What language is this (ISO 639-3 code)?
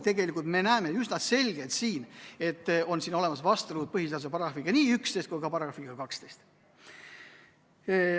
est